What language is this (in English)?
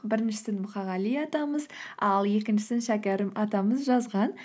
Kazakh